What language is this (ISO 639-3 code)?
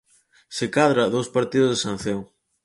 glg